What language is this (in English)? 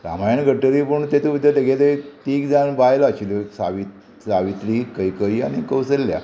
Konkani